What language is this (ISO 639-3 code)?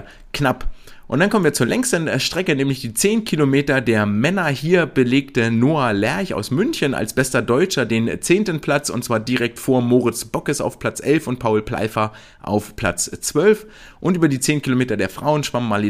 deu